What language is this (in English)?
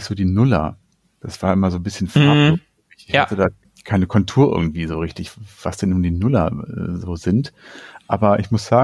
German